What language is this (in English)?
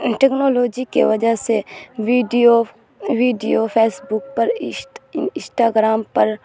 Urdu